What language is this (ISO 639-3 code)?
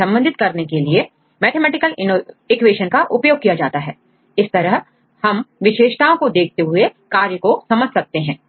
hin